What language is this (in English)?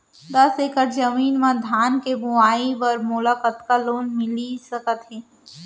Chhattisgarhi